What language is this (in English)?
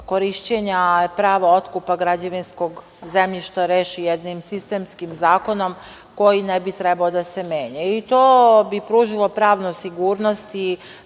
Serbian